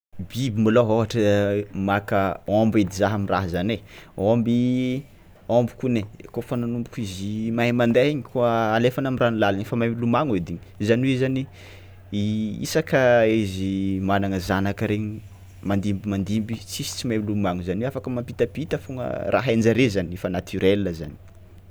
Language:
Tsimihety Malagasy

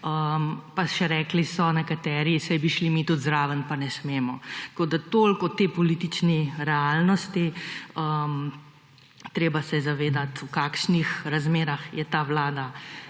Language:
Slovenian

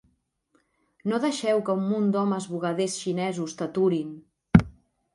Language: Catalan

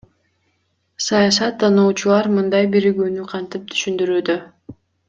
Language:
Kyrgyz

